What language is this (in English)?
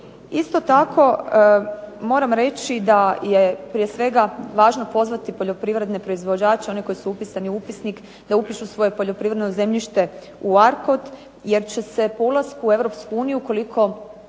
Croatian